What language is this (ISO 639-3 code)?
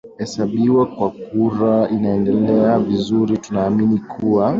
swa